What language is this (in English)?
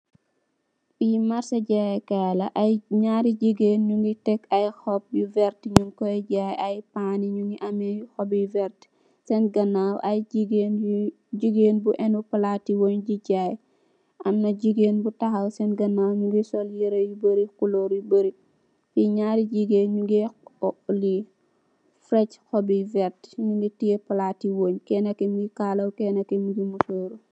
Wolof